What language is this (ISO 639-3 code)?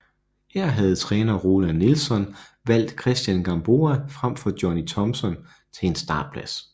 dan